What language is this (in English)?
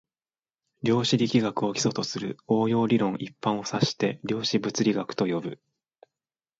Japanese